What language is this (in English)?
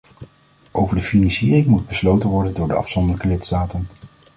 Dutch